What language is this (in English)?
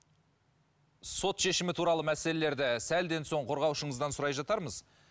Kazakh